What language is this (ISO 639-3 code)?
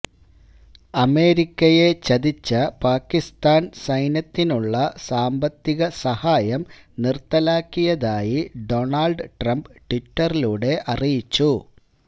mal